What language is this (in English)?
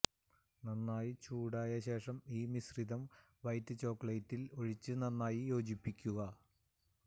Malayalam